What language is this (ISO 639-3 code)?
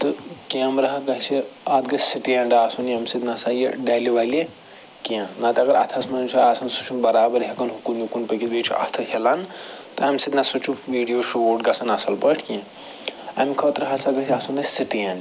kas